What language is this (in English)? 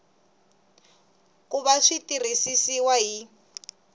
Tsonga